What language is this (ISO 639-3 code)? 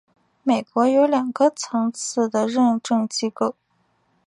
zho